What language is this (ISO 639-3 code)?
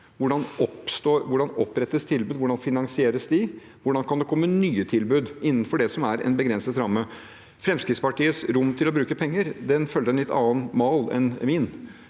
nor